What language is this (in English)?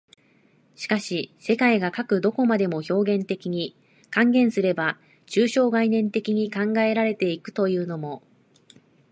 Japanese